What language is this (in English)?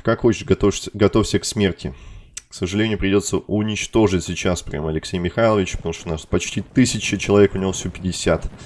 Russian